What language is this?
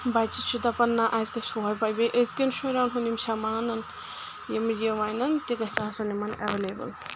Kashmiri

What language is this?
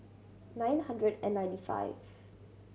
English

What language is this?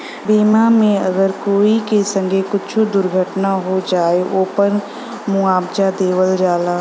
Bhojpuri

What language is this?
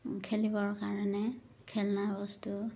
Assamese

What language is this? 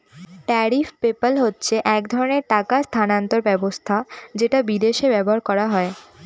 Bangla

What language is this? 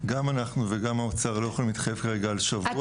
Hebrew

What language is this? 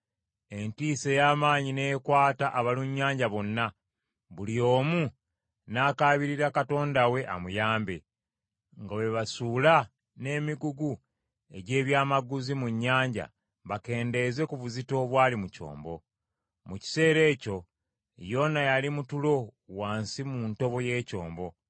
Ganda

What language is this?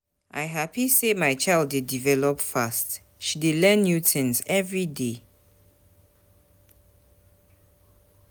Nigerian Pidgin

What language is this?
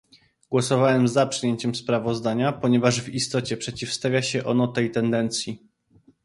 Polish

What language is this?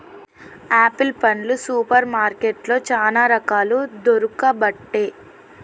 Telugu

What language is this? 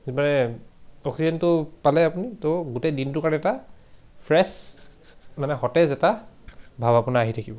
Assamese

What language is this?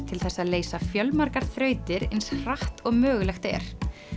Icelandic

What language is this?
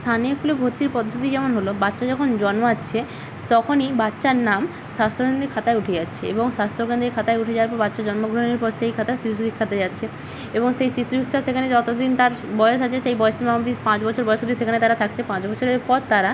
Bangla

